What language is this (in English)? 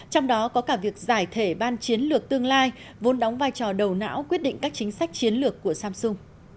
Vietnamese